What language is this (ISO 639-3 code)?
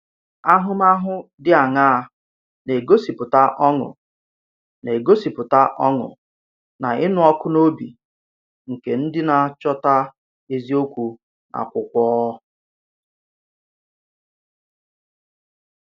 ibo